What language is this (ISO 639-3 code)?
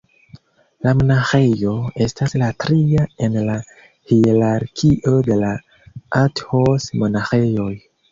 epo